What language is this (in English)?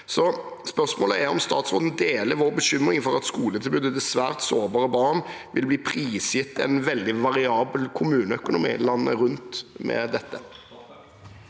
Norwegian